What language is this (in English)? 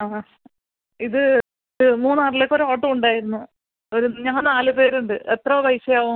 Malayalam